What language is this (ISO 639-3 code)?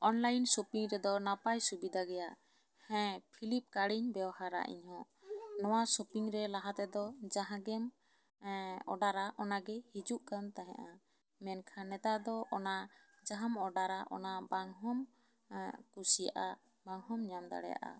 sat